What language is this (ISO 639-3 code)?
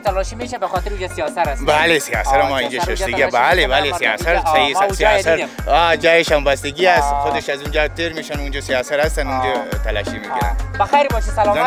ara